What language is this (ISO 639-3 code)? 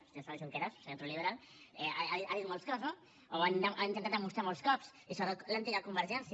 cat